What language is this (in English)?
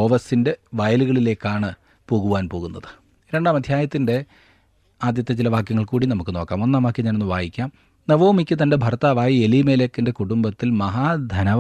Malayalam